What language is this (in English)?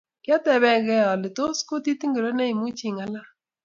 Kalenjin